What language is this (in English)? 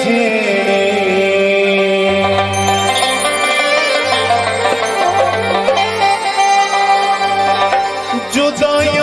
Arabic